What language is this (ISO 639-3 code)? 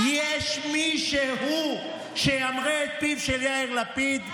heb